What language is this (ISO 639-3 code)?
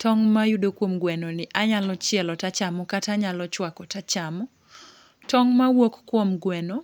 luo